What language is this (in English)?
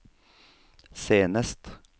Norwegian